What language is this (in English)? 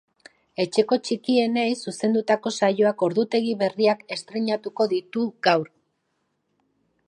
Basque